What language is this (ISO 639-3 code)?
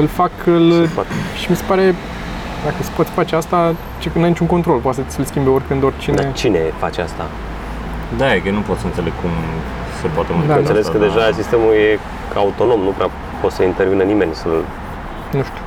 ron